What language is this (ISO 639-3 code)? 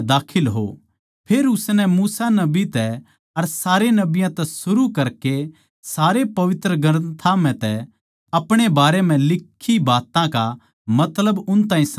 bgc